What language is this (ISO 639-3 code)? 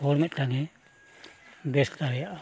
sat